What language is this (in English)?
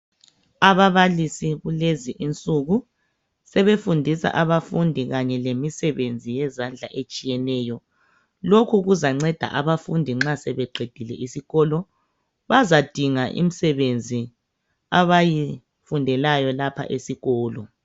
North Ndebele